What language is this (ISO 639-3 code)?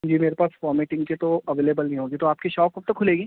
urd